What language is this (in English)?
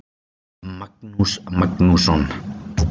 Icelandic